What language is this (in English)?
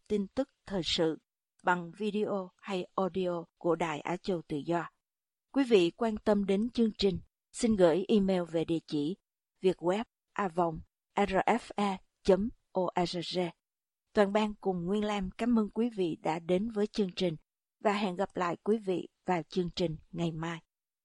Vietnamese